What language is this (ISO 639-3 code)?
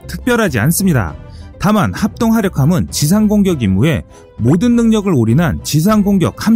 kor